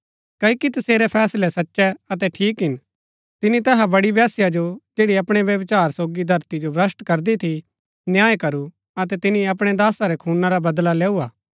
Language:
Gaddi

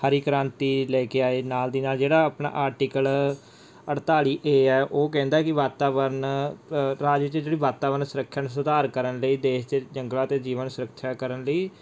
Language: Punjabi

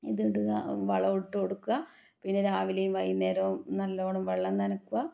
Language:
Malayalam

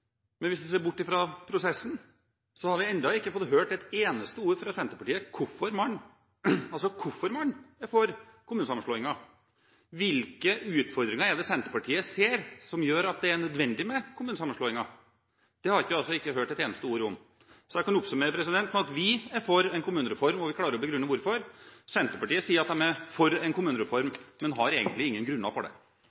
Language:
Norwegian Bokmål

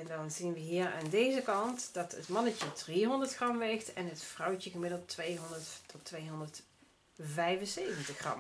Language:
Dutch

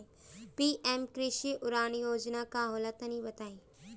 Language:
Bhojpuri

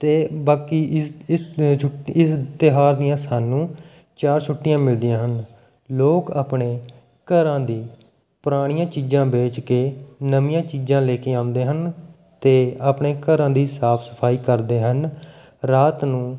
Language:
Punjabi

